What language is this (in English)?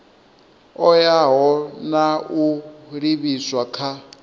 Venda